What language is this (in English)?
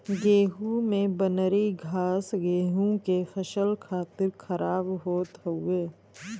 Bhojpuri